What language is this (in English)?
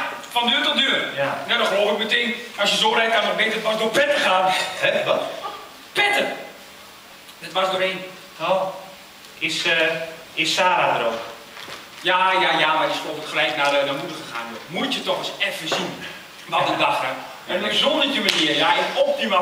Dutch